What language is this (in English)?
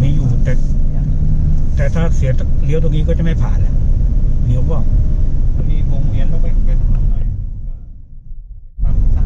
Thai